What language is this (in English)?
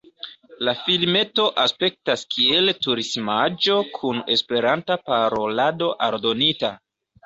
Esperanto